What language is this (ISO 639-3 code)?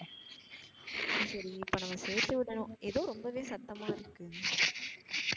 tam